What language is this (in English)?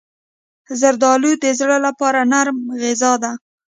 Pashto